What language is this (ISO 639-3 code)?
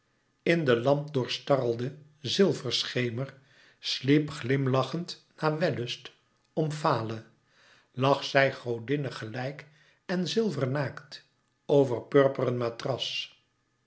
nld